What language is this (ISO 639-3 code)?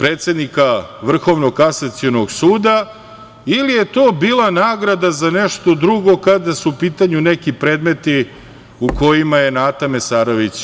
srp